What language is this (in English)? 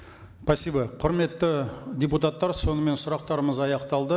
Kazakh